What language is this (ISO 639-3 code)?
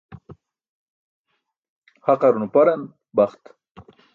bsk